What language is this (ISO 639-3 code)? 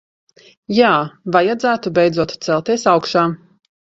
lav